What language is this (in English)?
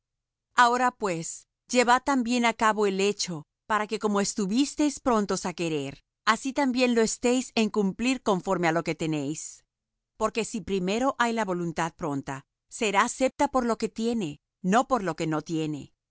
Spanish